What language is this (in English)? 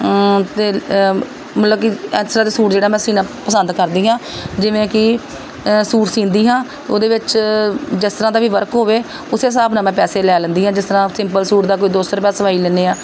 Punjabi